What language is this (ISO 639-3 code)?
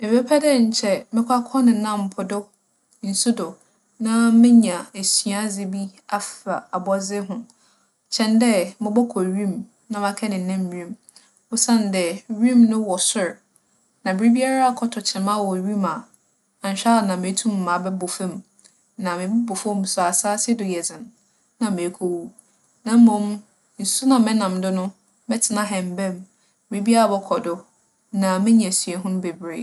aka